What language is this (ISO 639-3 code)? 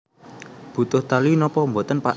jav